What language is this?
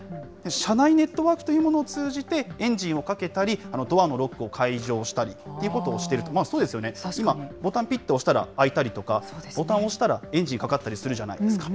Japanese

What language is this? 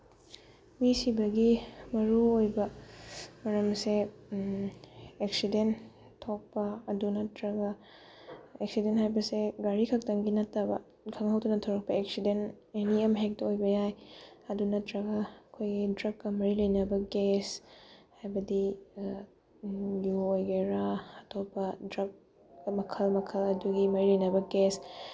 Manipuri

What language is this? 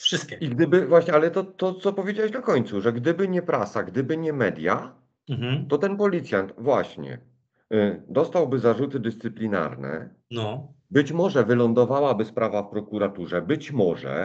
Polish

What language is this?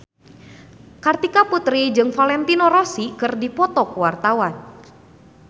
Sundanese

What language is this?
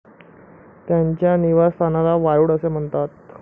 Marathi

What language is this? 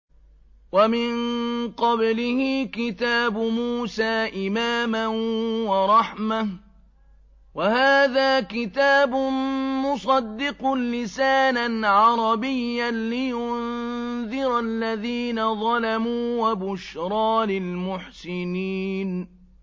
Arabic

